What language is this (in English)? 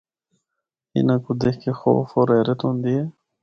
Northern Hindko